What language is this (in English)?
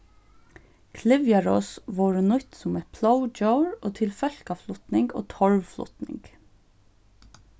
Faroese